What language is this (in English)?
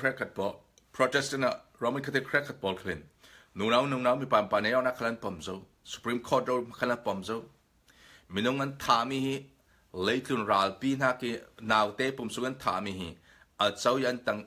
Indonesian